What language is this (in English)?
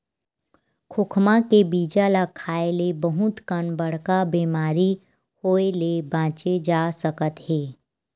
Chhattisgarhi